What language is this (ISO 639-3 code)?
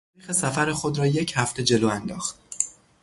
fas